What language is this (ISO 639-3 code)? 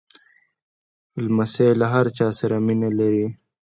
pus